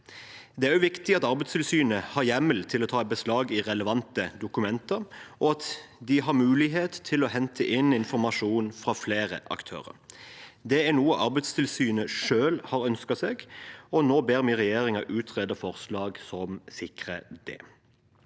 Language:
Norwegian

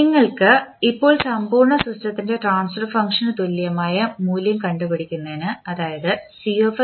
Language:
Malayalam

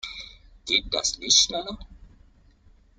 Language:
German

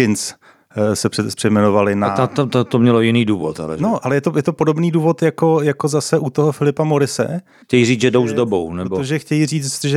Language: Czech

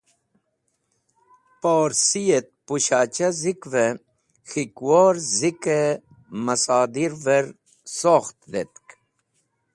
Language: Wakhi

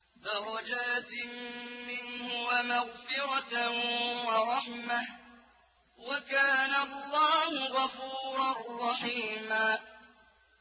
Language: Arabic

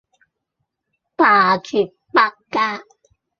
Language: Cantonese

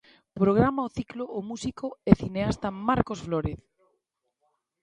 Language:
Galician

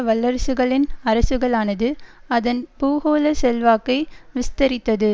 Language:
Tamil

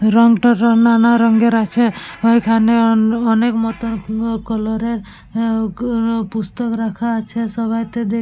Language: Bangla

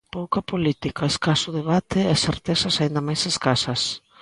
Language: Galician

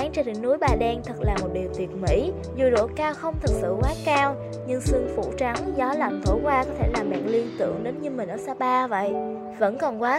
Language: Vietnamese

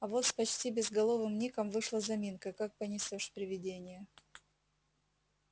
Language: Russian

